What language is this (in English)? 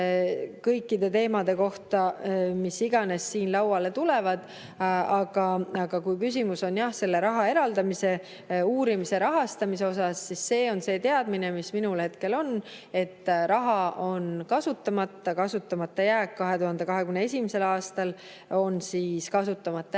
Estonian